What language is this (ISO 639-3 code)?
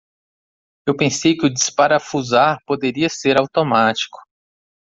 por